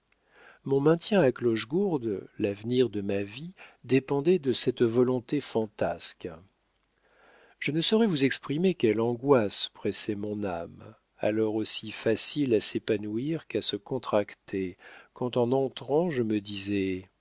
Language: French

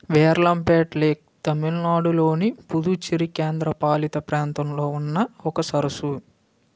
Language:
Telugu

